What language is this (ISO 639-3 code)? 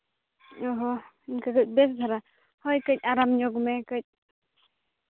sat